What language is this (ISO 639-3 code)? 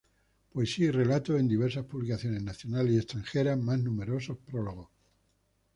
spa